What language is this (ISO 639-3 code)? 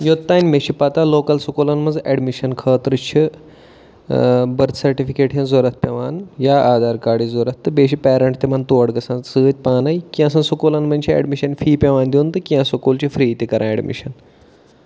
kas